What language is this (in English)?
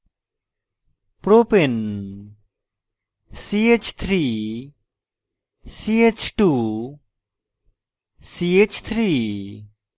Bangla